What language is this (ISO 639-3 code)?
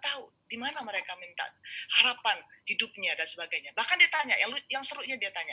ind